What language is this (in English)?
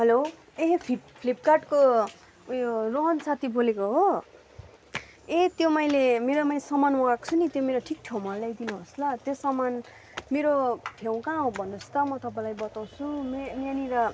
Nepali